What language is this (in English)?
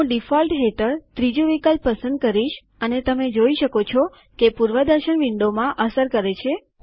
Gujarati